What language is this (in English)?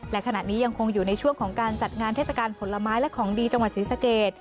Thai